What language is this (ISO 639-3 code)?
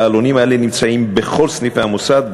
heb